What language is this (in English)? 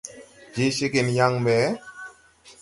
Tupuri